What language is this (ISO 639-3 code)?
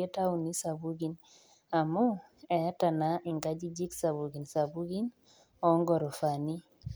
mas